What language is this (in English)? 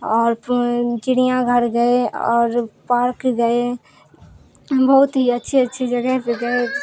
Urdu